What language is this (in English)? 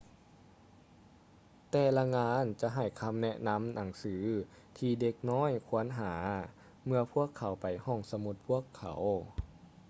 Lao